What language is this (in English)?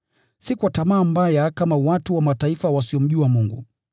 Swahili